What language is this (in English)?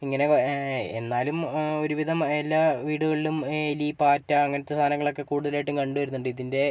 Malayalam